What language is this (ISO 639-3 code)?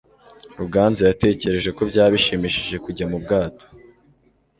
kin